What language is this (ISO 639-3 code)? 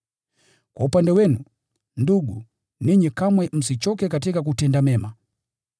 swa